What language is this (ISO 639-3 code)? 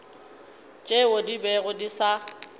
nso